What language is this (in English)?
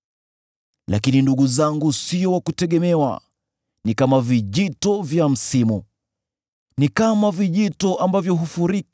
Swahili